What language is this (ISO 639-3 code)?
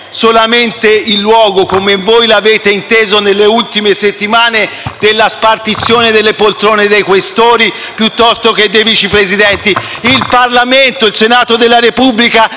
ita